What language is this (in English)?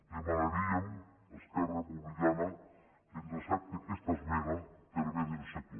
Catalan